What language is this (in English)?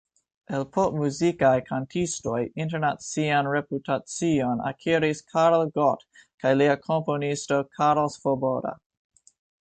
Esperanto